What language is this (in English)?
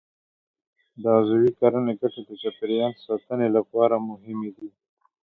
Pashto